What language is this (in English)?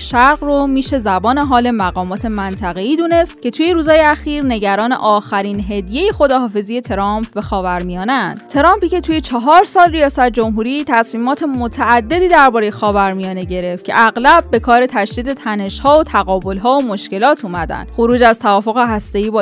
Persian